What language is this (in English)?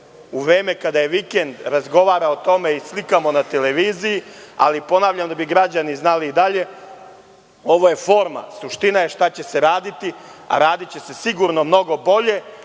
Serbian